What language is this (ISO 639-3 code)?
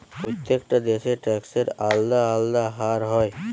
ben